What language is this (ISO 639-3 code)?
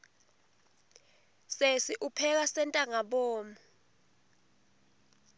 ssw